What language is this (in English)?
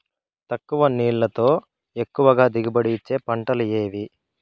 Telugu